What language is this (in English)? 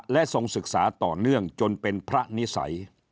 Thai